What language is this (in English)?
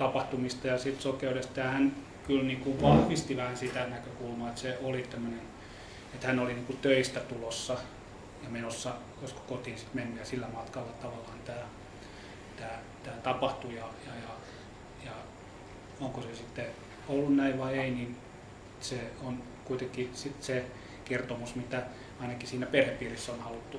Finnish